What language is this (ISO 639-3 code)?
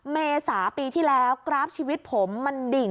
tha